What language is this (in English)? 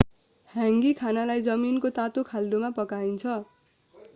Nepali